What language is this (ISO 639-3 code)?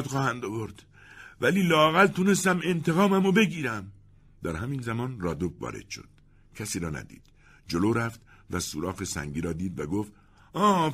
fas